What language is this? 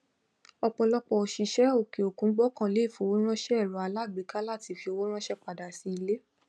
Yoruba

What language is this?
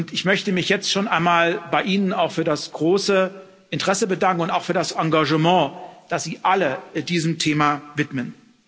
German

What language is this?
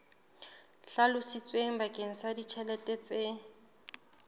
Southern Sotho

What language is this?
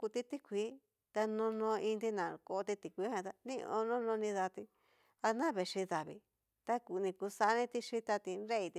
Cacaloxtepec Mixtec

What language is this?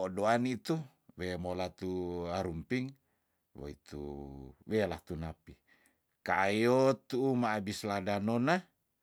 Tondano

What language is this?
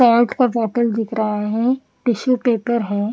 Hindi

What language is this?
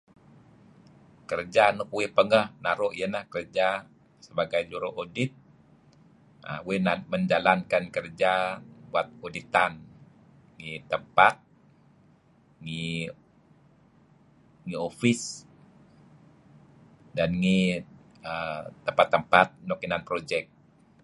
Kelabit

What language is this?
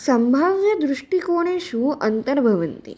Sanskrit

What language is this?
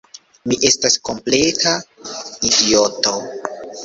Esperanto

